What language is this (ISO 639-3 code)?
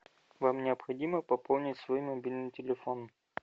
rus